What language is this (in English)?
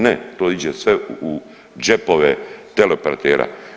Croatian